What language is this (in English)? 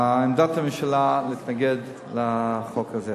Hebrew